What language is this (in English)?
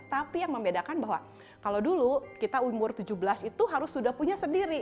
Indonesian